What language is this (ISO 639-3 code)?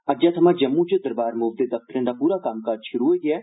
doi